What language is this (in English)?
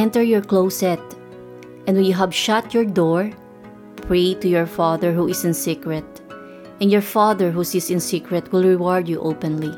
Filipino